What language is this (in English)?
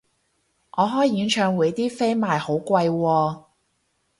Cantonese